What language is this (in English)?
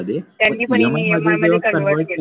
Marathi